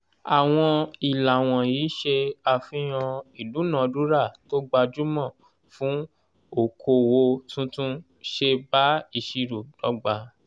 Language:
Yoruba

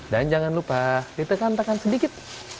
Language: Indonesian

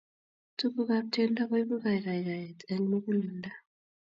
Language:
Kalenjin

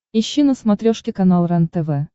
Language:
Russian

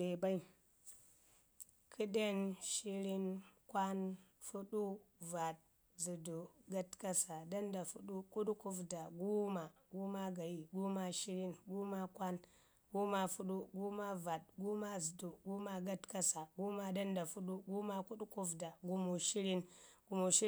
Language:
Ngizim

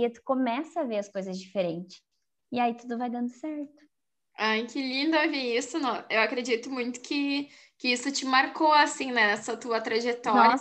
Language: Portuguese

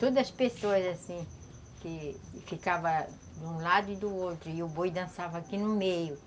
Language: Portuguese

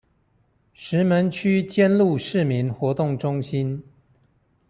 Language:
Chinese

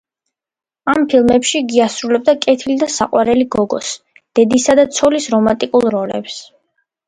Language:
Georgian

